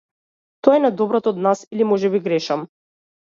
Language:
Macedonian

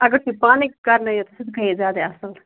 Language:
Kashmiri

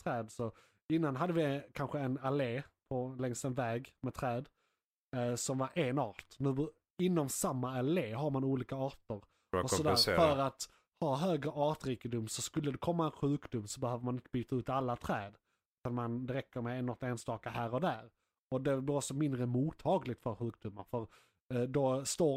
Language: Swedish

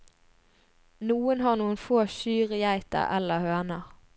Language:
Norwegian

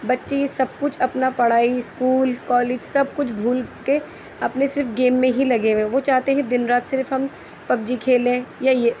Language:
Urdu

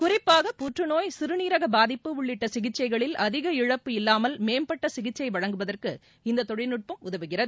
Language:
Tamil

